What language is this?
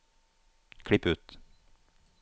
Norwegian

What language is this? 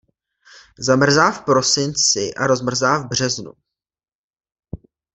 Czech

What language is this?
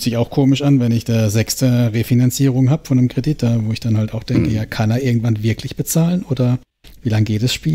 German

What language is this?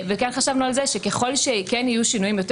Hebrew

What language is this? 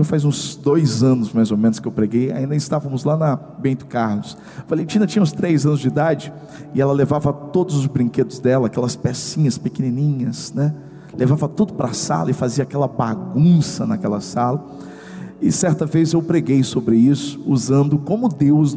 Portuguese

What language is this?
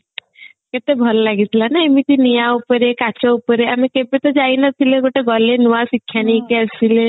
Odia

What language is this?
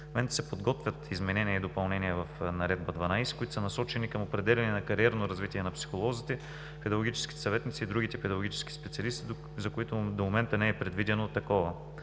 Bulgarian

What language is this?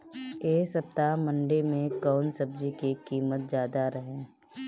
Bhojpuri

